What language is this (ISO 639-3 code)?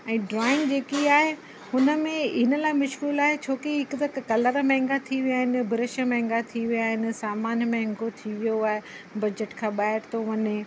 snd